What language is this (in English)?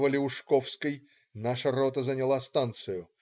Russian